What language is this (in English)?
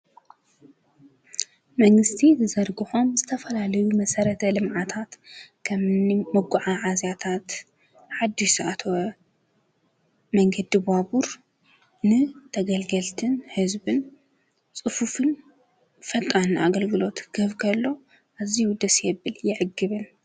Tigrinya